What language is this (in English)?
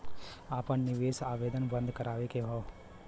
Bhojpuri